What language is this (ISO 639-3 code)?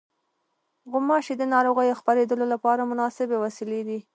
pus